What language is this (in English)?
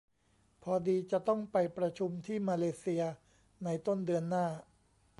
Thai